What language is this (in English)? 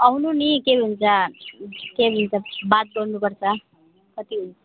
Nepali